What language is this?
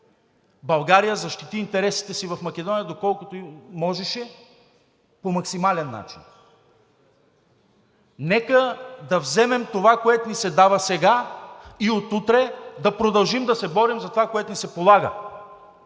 Bulgarian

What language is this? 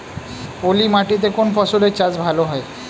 Bangla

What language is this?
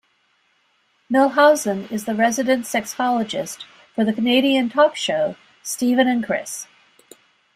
English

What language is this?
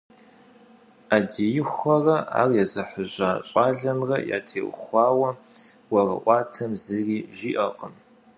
Kabardian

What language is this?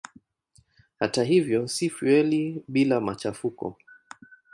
Swahili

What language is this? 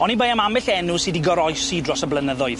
Welsh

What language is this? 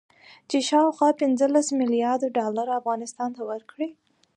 Pashto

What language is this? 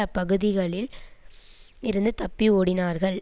Tamil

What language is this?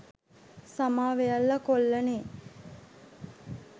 Sinhala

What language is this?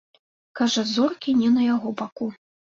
Belarusian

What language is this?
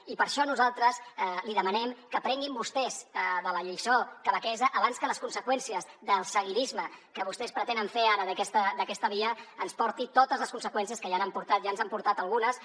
Catalan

